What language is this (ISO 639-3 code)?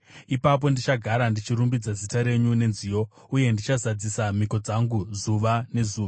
sna